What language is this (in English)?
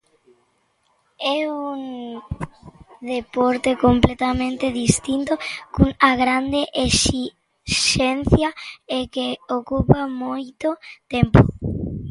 Galician